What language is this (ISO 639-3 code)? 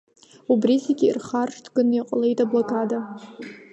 abk